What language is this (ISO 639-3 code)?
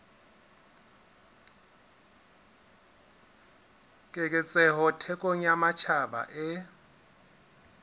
sot